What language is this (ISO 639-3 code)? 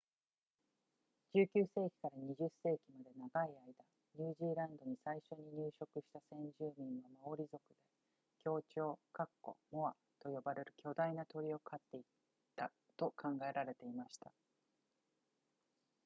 jpn